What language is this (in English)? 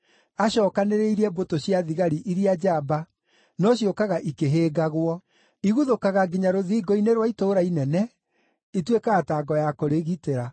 Kikuyu